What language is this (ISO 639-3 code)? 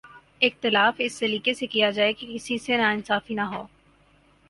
urd